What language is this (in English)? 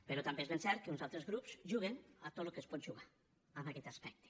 Catalan